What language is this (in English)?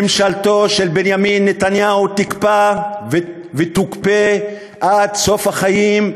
Hebrew